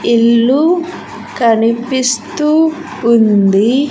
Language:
Telugu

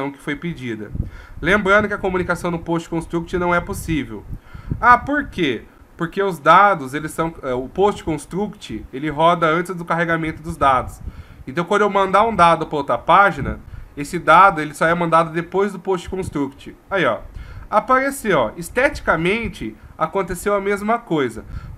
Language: Portuguese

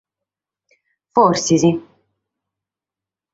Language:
Sardinian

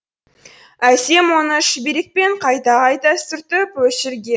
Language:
Kazakh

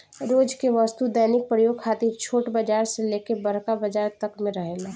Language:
Bhojpuri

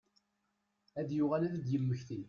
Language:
Kabyle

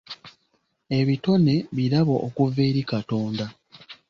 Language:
Ganda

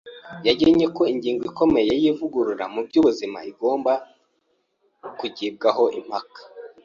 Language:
Kinyarwanda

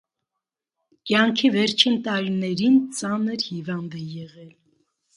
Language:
Armenian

